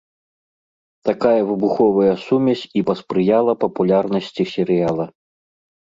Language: Belarusian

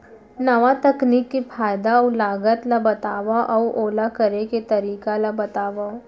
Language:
Chhattisgarhi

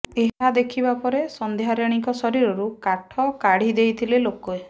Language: Odia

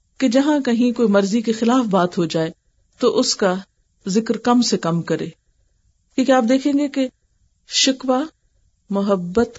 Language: Urdu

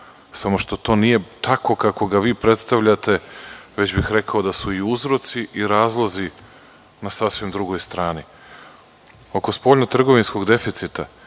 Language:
Serbian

